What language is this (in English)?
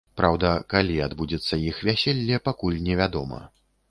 Belarusian